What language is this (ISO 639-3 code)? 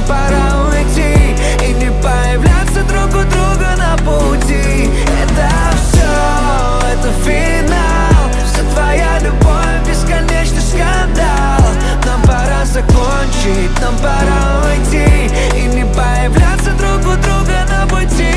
rus